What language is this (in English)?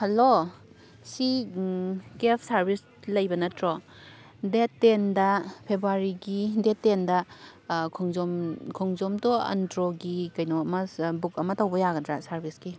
Manipuri